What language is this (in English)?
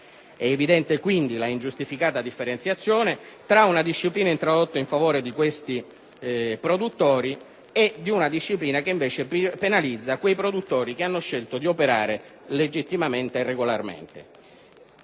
Italian